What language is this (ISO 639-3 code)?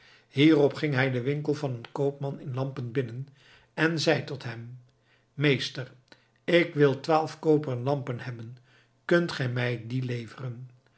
nld